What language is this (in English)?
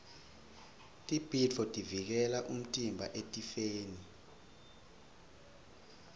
Swati